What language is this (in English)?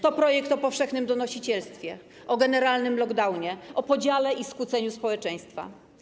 Polish